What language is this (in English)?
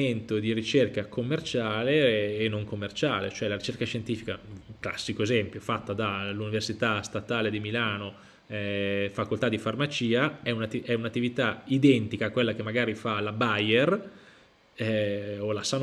Italian